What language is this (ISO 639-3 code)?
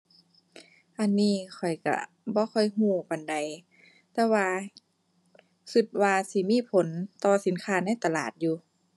tha